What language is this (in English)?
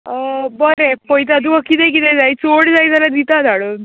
Konkani